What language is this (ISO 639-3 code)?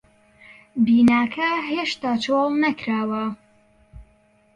ckb